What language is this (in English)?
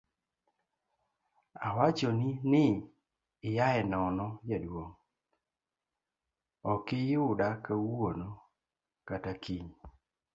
Luo (Kenya and Tanzania)